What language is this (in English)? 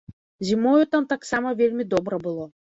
Belarusian